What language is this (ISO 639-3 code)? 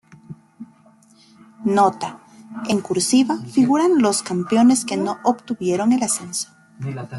spa